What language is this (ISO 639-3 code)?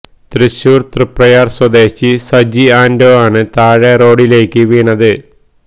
mal